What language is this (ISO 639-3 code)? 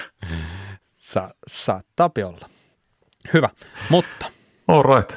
fin